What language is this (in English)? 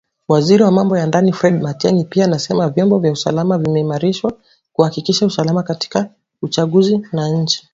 Swahili